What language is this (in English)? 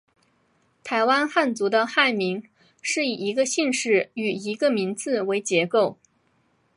Chinese